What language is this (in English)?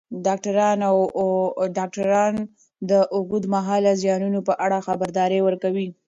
Pashto